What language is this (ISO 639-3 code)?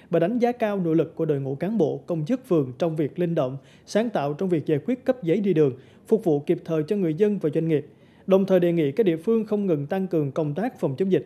vie